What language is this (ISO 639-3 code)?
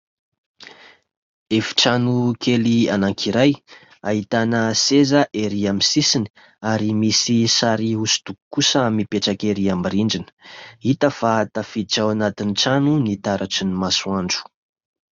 mlg